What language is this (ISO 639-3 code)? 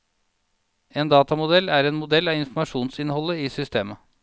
nor